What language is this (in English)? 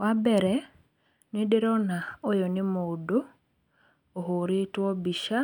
Kikuyu